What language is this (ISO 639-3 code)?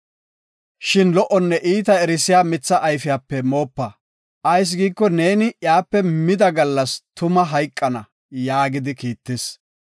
gof